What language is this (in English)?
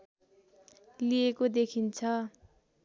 Nepali